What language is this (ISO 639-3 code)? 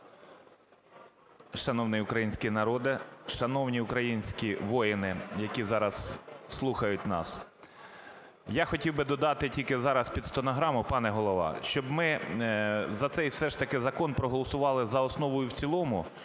ukr